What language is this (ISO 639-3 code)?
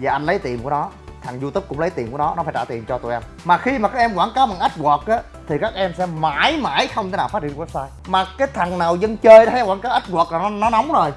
vie